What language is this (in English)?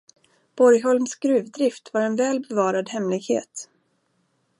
Swedish